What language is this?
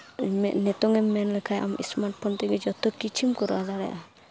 Santali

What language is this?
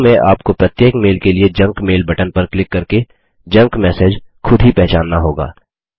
Hindi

